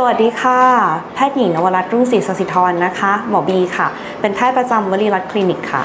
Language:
Thai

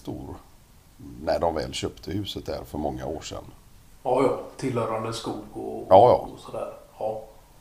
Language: Swedish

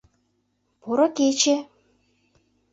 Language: Mari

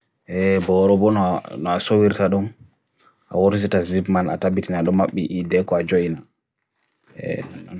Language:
Bagirmi Fulfulde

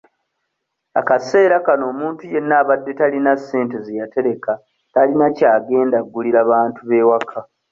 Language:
Ganda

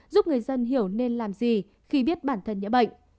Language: Vietnamese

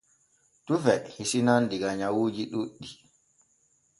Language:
Borgu Fulfulde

